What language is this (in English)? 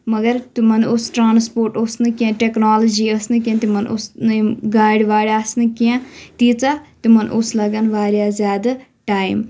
Kashmiri